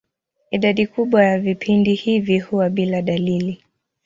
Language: Swahili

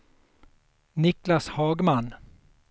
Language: Swedish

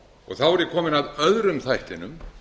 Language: Icelandic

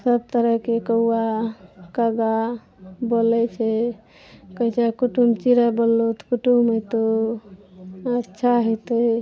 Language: Maithili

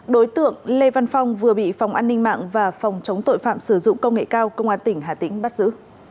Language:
Vietnamese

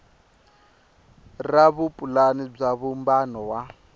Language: Tsonga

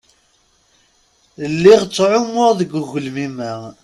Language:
Kabyle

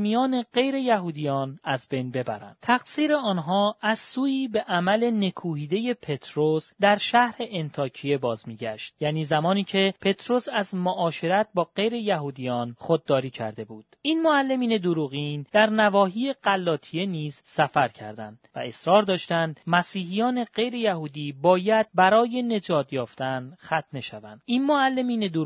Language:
Persian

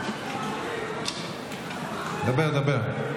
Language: Hebrew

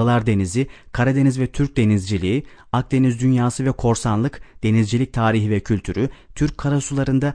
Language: Turkish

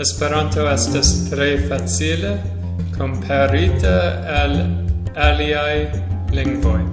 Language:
Esperanto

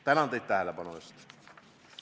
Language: Estonian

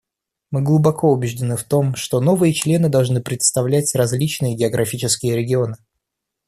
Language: Russian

